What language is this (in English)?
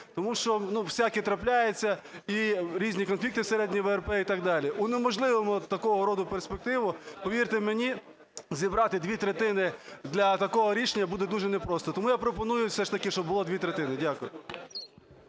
Ukrainian